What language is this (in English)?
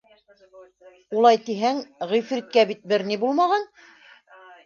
Bashkir